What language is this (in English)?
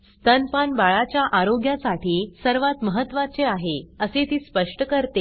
Marathi